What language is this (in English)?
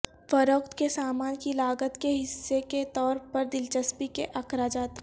Urdu